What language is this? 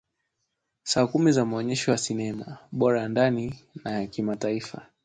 Swahili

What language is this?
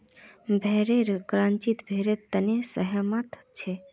Magahi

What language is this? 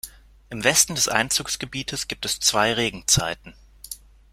German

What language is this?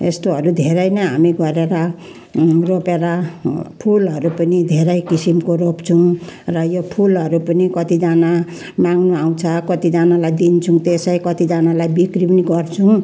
Nepali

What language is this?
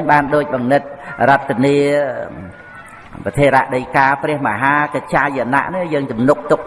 Vietnamese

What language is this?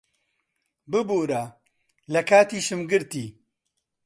Central Kurdish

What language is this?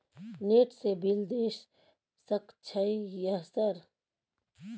Maithili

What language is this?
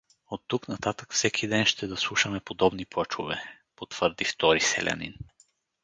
Bulgarian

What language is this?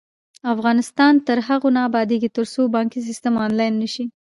Pashto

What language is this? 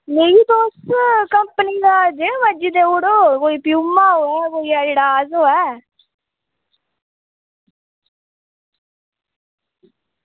Dogri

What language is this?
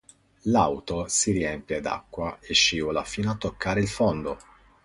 Italian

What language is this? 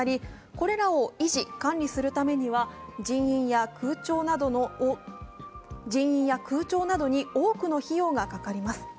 Japanese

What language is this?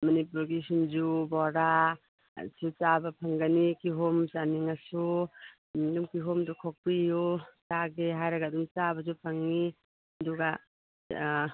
Manipuri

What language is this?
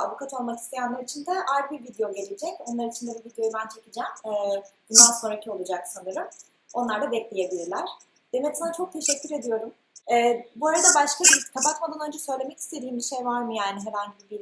Turkish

